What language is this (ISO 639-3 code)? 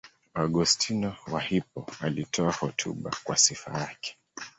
swa